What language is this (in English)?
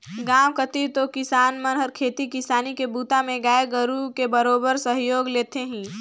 Chhattisgarhi